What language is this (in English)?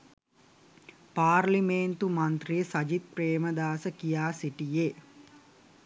Sinhala